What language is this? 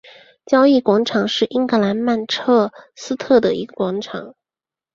Chinese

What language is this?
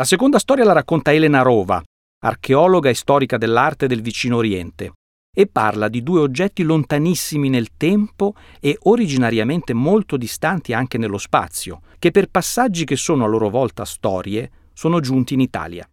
Italian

